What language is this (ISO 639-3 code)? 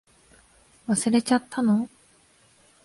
jpn